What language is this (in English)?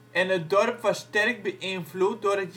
Dutch